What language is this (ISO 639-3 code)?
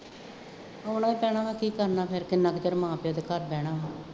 pan